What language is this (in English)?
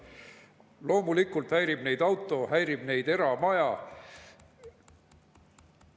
Estonian